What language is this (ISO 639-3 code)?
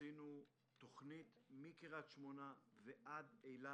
heb